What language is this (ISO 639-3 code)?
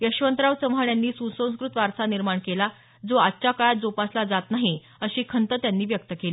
mar